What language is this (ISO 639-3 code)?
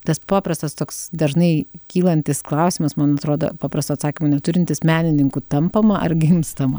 lit